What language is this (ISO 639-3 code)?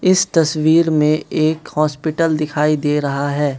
hin